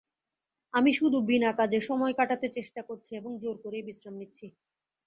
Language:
Bangla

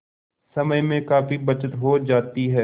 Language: Hindi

